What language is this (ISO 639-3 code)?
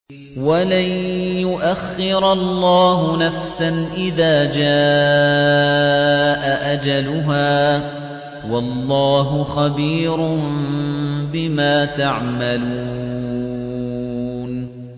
ara